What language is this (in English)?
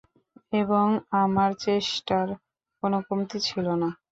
Bangla